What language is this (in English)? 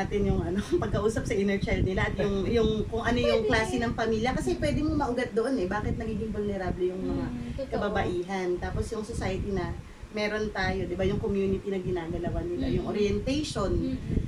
Filipino